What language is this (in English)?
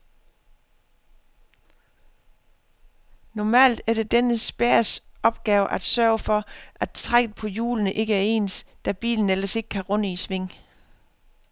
Danish